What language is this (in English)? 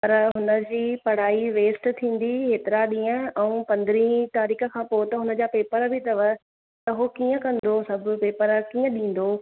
Sindhi